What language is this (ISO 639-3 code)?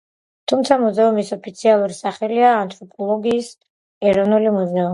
kat